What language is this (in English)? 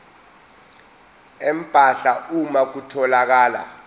Zulu